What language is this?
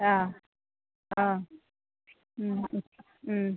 Assamese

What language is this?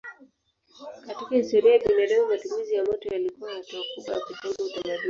Swahili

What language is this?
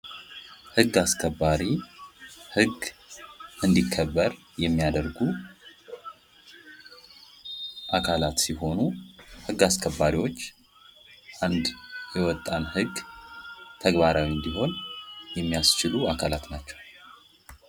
Amharic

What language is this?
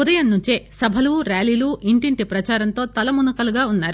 Telugu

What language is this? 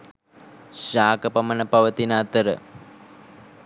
Sinhala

